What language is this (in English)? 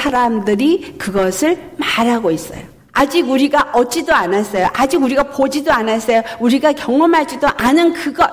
Korean